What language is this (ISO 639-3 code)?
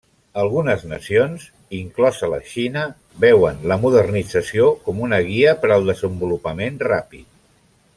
cat